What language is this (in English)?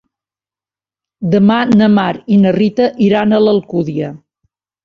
Catalan